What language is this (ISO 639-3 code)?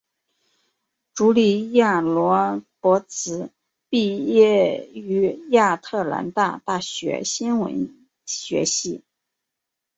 zho